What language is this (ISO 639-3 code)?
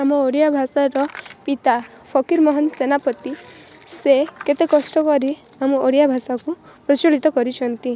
ori